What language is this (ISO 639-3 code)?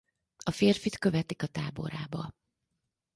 hun